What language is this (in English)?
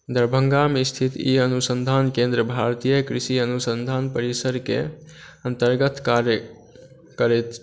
Maithili